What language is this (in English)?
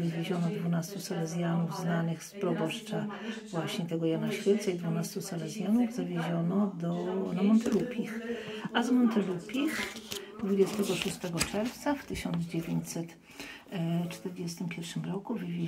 Polish